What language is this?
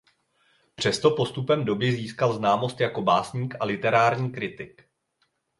Czech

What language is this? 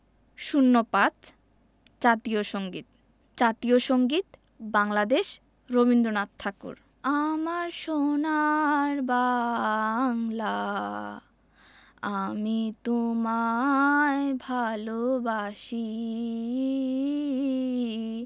Bangla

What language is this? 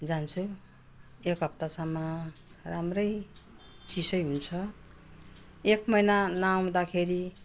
Nepali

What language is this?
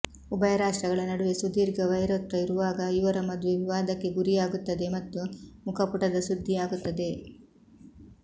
Kannada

